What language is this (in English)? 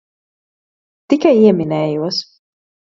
Latvian